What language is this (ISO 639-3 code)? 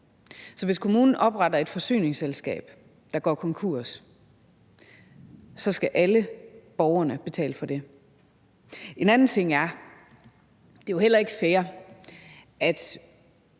dan